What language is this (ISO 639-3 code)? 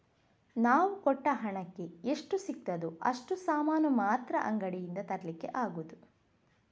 kan